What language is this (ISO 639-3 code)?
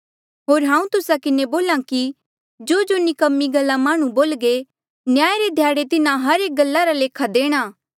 mjl